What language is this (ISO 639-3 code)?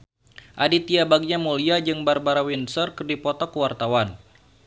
sun